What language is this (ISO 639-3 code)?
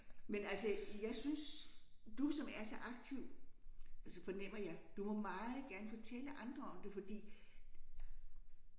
dan